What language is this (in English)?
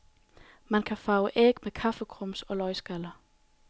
Danish